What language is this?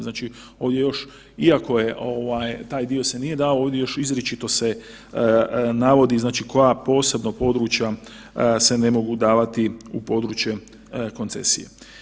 Croatian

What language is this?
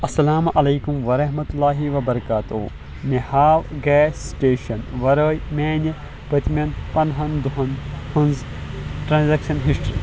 Kashmiri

